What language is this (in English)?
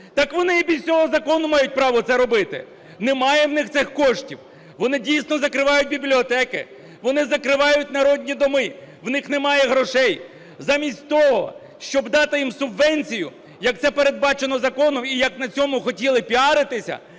Ukrainian